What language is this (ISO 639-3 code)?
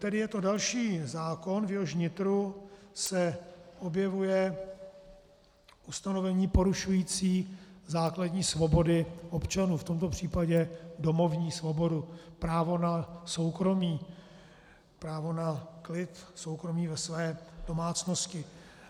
ces